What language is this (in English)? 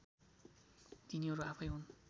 Nepali